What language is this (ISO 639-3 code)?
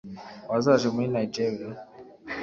kin